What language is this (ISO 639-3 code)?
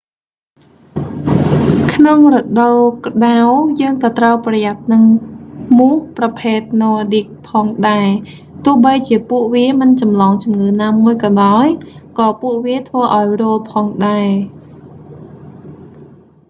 khm